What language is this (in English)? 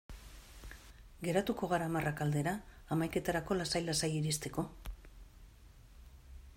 Basque